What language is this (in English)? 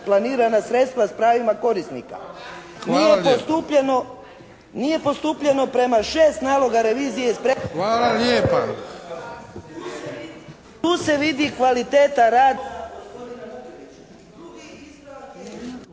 Croatian